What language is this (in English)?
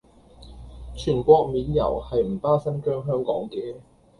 Cantonese